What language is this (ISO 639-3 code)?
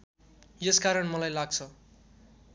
nep